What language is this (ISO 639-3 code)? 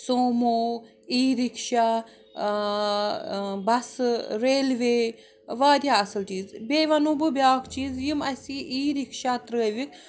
kas